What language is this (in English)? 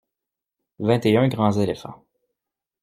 French